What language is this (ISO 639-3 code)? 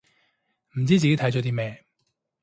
yue